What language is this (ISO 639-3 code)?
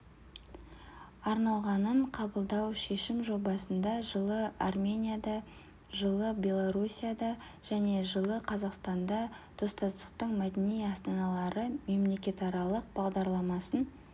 kaz